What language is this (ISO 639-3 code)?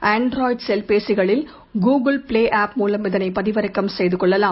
tam